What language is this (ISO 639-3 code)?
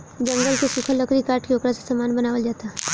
bho